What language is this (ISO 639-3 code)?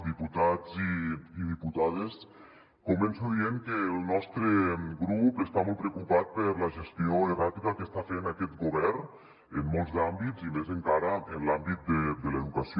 cat